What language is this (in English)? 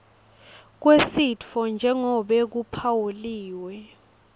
Swati